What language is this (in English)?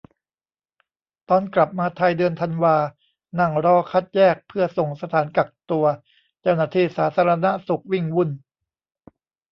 Thai